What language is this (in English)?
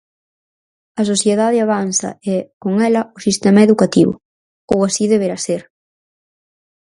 Galician